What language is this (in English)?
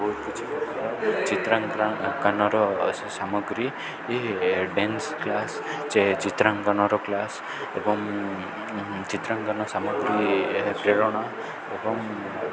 Odia